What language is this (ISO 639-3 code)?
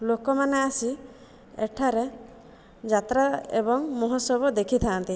ori